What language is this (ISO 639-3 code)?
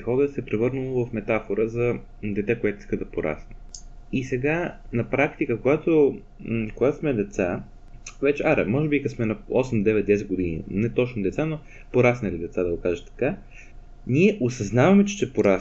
bul